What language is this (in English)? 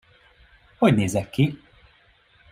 Hungarian